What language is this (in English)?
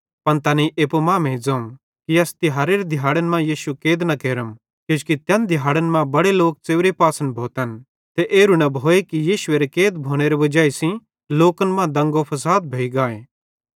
Bhadrawahi